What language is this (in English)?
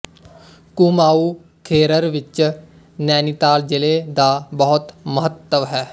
Punjabi